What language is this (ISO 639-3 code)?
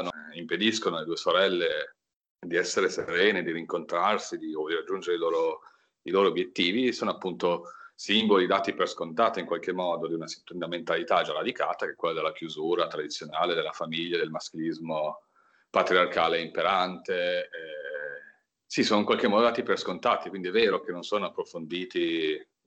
ita